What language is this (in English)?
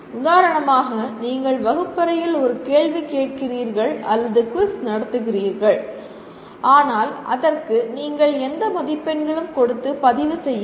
Tamil